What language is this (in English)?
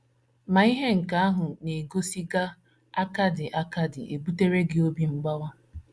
Igbo